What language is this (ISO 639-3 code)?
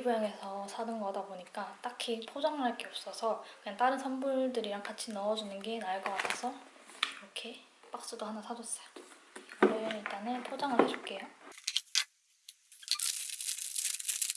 kor